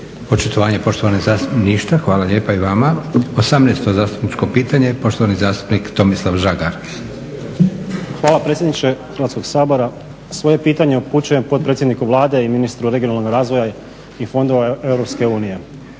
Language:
Croatian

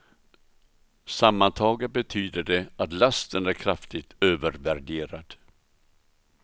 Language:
Swedish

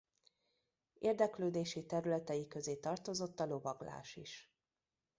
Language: Hungarian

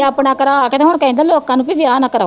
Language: Punjabi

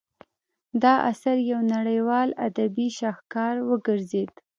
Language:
Pashto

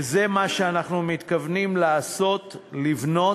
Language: Hebrew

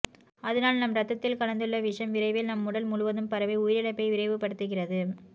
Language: Tamil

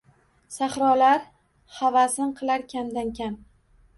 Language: Uzbek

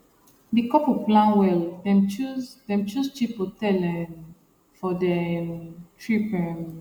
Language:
Nigerian Pidgin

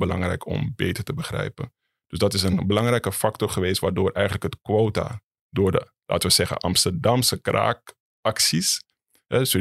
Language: Dutch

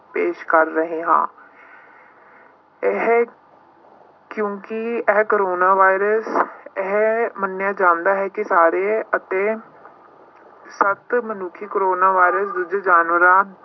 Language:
Punjabi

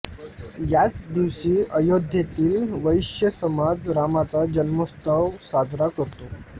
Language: Marathi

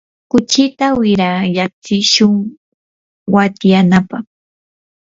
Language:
Yanahuanca Pasco Quechua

